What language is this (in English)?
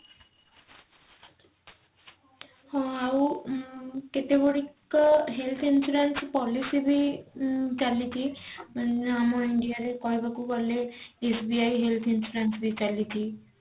Odia